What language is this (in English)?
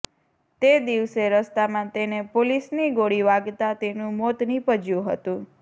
Gujarati